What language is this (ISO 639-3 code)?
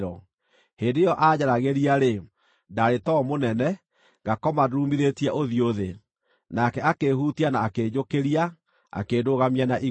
kik